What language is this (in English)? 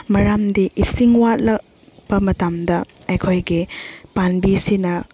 Manipuri